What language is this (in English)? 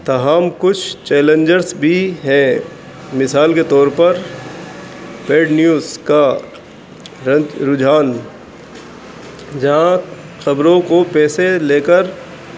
Urdu